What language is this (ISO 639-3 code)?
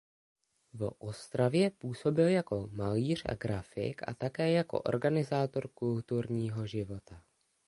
ces